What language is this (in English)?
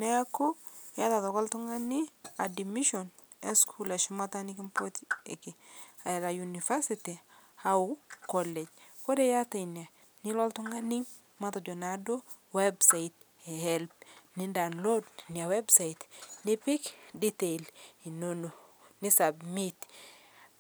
Masai